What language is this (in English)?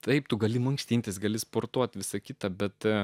Lithuanian